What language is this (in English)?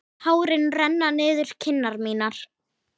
Icelandic